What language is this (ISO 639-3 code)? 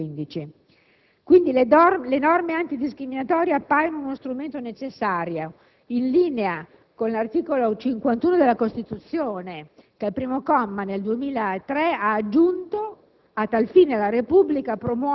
ita